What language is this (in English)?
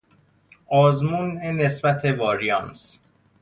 Persian